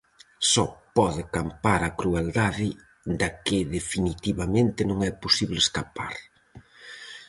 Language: Galician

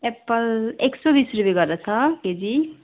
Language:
Nepali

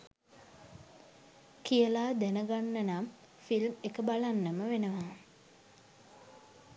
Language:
Sinhala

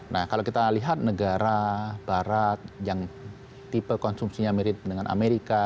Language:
Indonesian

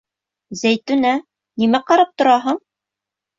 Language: Bashkir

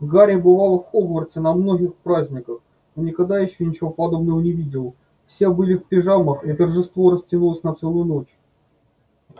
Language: Russian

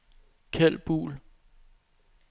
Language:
Danish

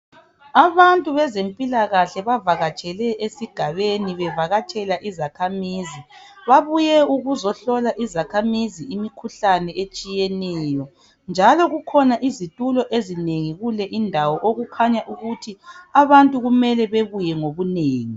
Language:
North Ndebele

